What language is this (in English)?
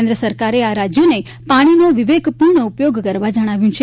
Gujarati